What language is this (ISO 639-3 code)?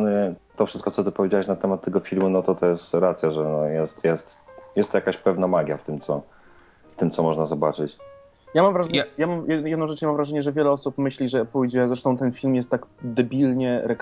pol